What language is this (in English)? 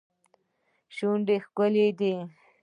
Pashto